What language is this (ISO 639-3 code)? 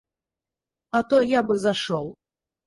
rus